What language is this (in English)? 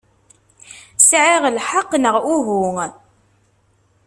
Kabyle